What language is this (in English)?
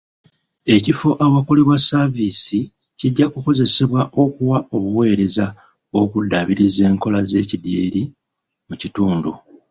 Ganda